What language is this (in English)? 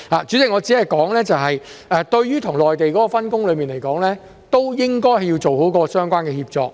Cantonese